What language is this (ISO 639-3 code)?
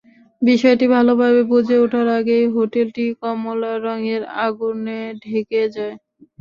ben